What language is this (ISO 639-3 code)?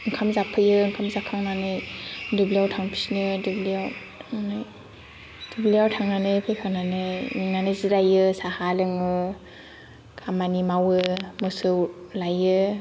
brx